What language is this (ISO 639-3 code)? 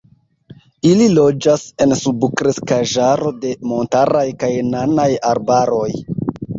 epo